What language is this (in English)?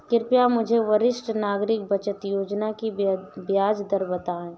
Hindi